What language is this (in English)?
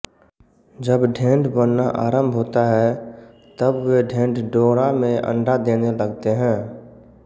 Hindi